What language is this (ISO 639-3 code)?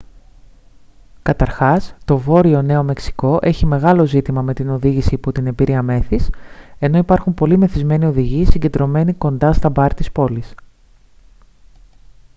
ell